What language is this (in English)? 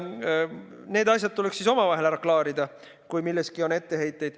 Estonian